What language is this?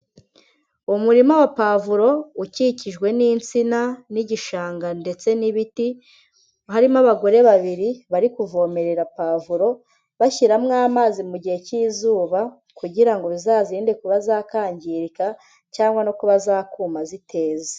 Kinyarwanda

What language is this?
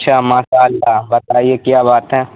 Urdu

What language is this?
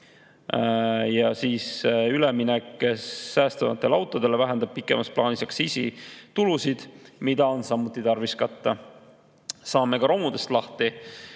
Estonian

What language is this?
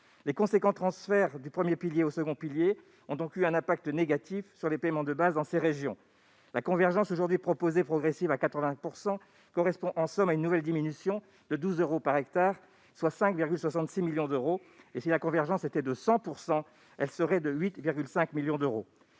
French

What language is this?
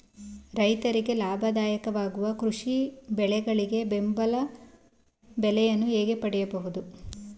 Kannada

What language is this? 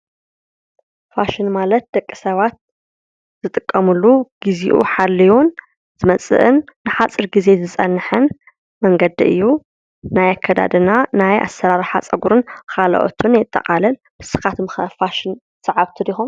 Tigrinya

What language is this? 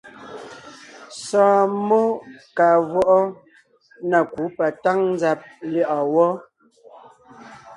Ngiemboon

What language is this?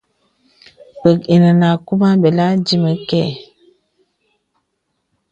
Bebele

